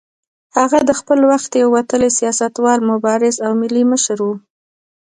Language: Pashto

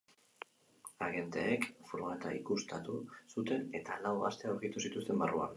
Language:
Basque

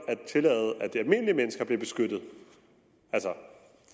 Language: Danish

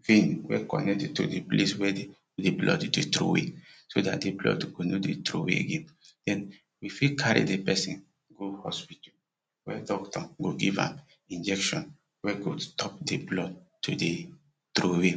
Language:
Nigerian Pidgin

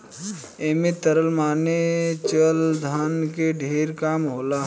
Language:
Bhojpuri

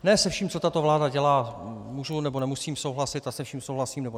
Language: Czech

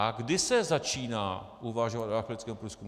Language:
Czech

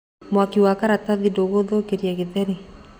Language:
Kikuyu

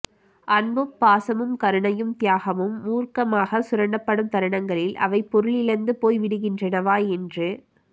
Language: Tamil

